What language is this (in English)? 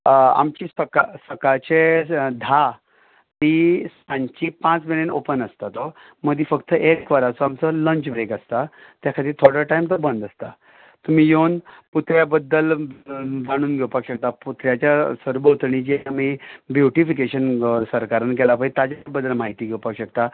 Konkani